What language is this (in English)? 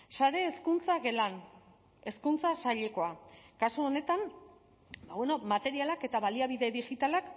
Basque